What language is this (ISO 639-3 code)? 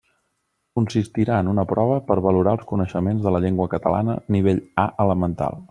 cat